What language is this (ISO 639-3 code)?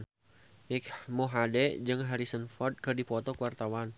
sun